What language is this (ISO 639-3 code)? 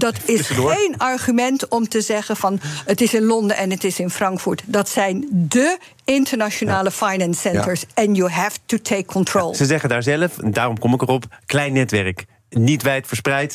nld